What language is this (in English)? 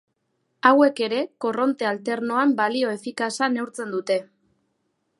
Basque